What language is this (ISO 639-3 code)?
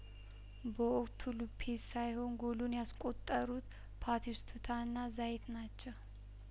amh